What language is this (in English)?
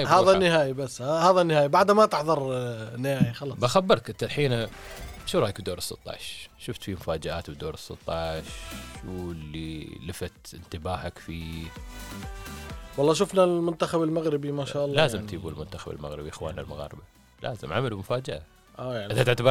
Arabic